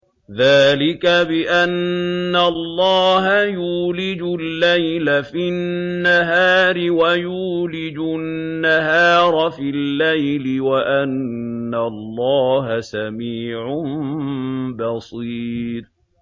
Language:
Arabic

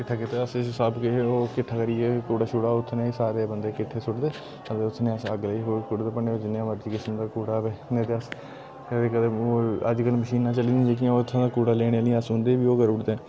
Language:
Dogri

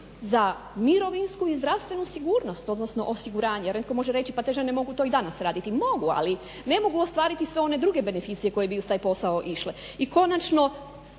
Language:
Croatian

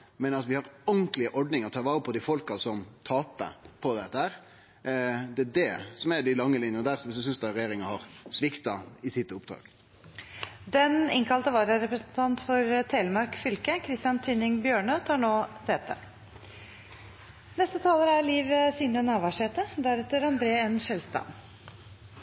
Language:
Norwegian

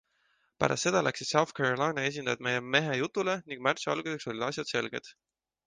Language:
Estonian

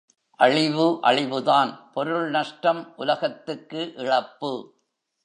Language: Tamil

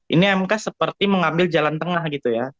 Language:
Indonesian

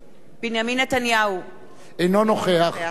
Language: Hebrew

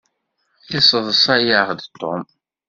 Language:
Kabyle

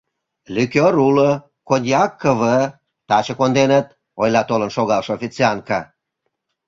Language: Mari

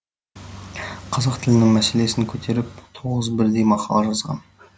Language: Kazakh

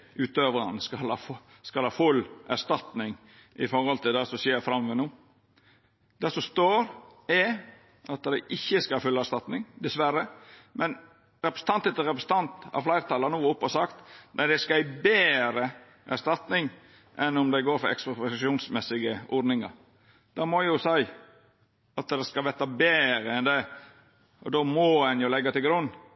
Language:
Norwegian Nynorsk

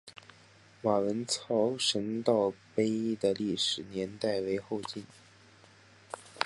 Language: Chinese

